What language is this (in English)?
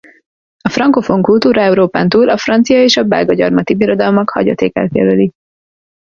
Hungarian